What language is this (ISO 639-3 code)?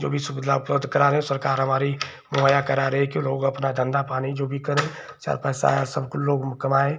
hin